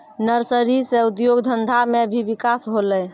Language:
Maithili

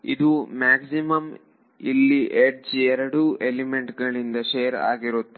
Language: Kannada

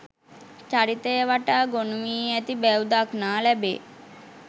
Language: Sinhala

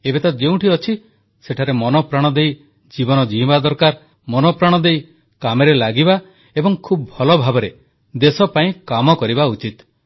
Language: Odia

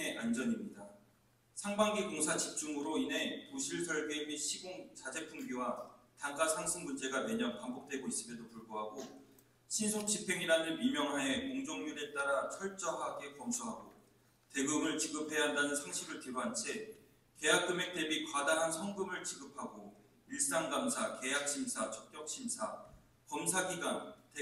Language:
Korean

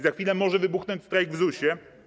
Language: Polish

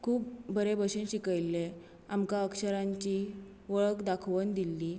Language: Konkani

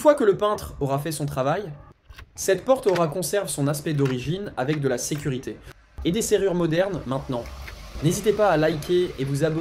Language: French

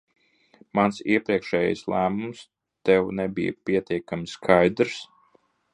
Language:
Latvian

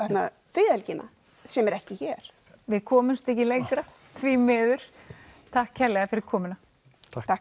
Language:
Icelandic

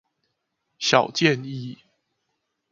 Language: Chinese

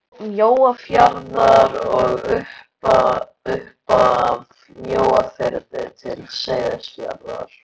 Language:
Icelandic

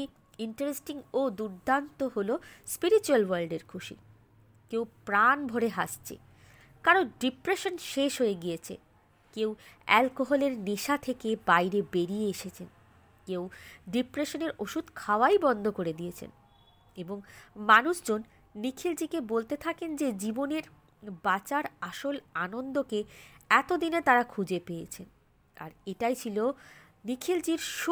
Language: Bangla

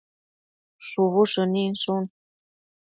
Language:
Matsés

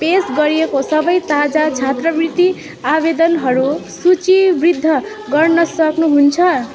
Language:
Nepali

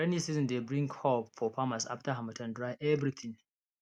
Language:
Nigerian Pidgin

